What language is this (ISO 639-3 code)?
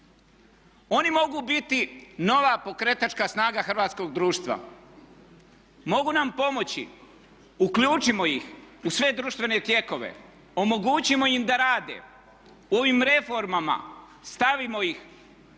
hrv